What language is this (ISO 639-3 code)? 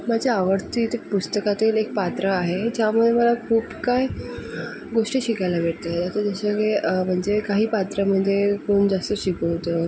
mar